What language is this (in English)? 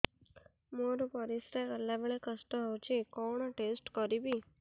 Odia